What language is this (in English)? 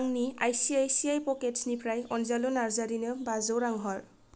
Bodo